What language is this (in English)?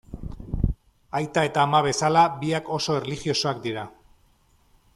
Basque